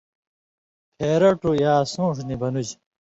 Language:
Indus Kohistani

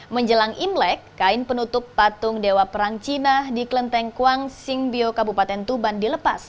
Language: Indonesian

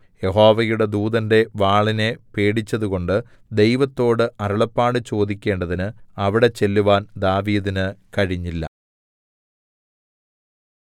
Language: Malayalam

